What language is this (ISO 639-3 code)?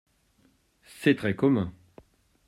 fra